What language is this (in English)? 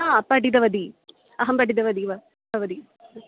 Sanskrit